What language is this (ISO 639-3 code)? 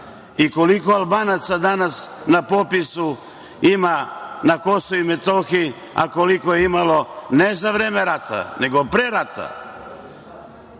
srp